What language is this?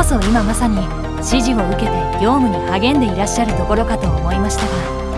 Japanese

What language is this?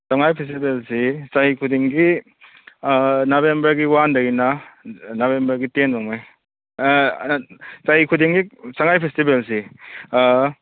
Manipuri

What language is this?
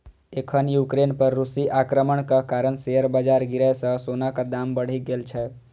Maithili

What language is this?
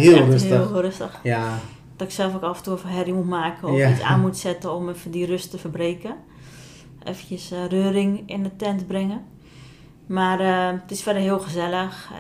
Dutch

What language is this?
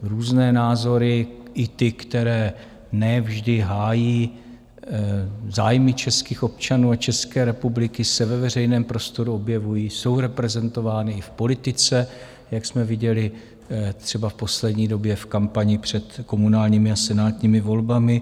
Czech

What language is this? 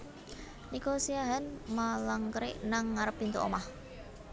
Javanese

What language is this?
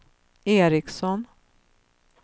Swedish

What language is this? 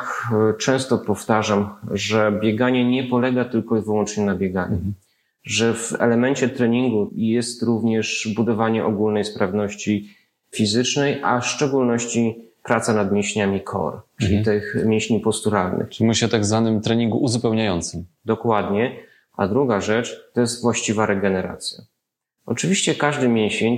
Polish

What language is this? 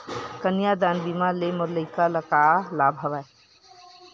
Chhattisgarhi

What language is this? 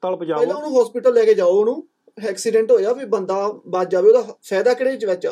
Punjabi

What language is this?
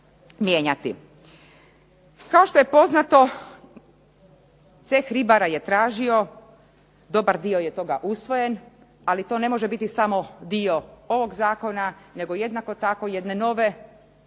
Croatian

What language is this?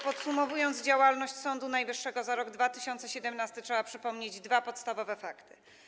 Polish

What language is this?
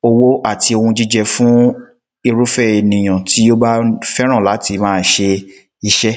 Yoruba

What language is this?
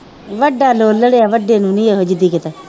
Punjabi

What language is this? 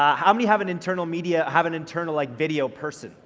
English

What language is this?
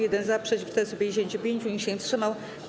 Polish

